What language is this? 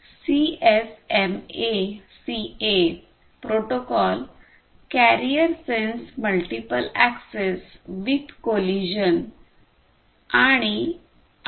Marathi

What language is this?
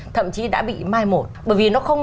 Vietnamese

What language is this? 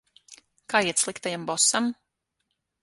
Latvian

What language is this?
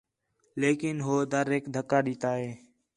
Khetrani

